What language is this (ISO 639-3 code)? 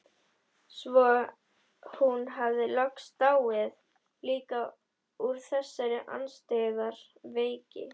isl